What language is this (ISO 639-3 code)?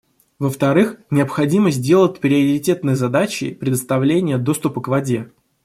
rus